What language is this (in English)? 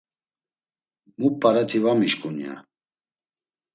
Laz